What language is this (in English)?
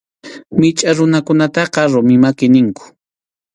Arequipa-La Unión Quechua